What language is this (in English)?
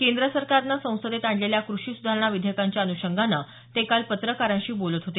Marathi